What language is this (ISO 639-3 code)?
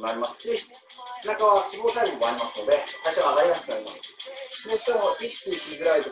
jpn